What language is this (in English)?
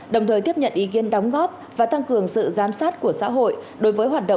Vietnamese